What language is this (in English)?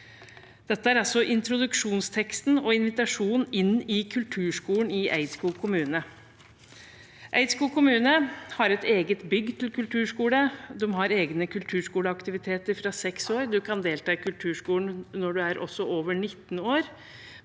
Norwegian